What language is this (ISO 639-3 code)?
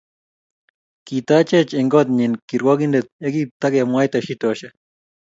kln